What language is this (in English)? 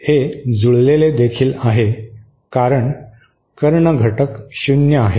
Marathi